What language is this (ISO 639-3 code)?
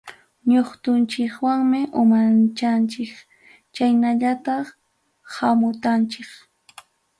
quy